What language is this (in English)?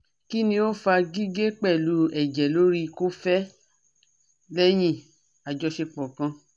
Yoruba